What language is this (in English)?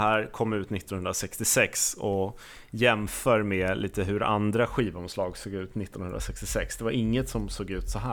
Swedish